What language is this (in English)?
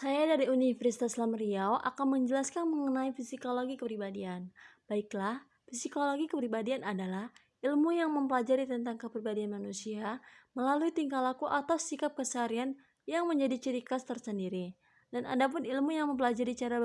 Indonesian